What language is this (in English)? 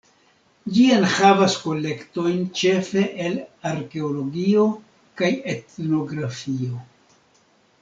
Esperanto